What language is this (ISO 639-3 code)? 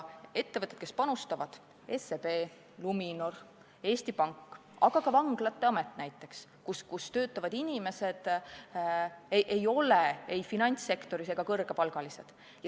est